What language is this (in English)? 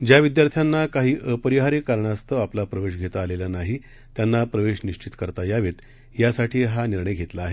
Marathi